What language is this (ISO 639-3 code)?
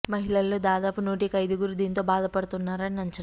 tel